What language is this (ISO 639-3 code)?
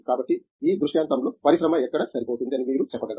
tel